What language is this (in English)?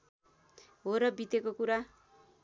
Nepali